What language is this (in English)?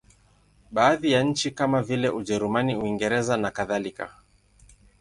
Swahili